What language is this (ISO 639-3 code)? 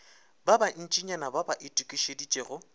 nso